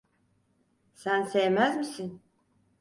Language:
Turkish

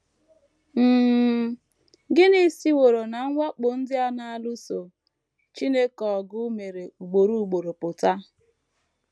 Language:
Igbo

